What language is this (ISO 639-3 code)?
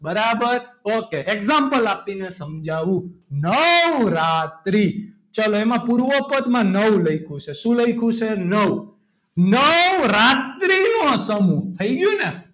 guj